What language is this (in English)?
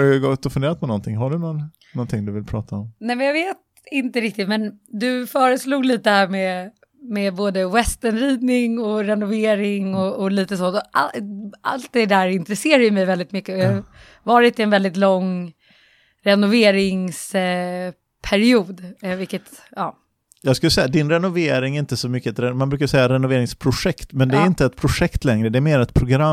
Swedish